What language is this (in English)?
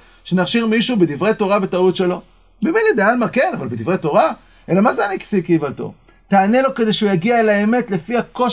Hebrew